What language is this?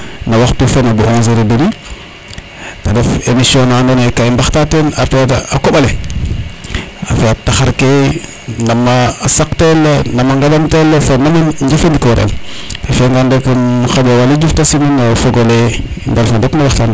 Serer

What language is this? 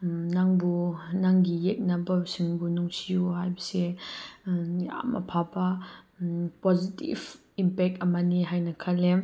Manipuri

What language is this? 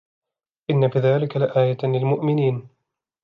Arabic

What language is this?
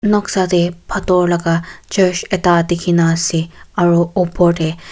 Naga Pidgin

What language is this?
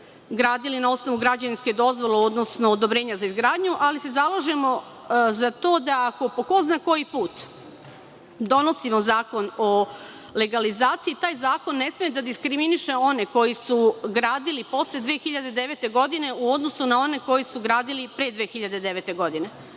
Serbian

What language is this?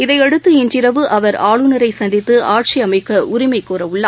Tamil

